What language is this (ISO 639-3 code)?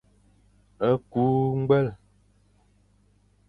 fan